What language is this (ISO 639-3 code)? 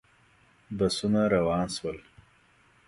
pus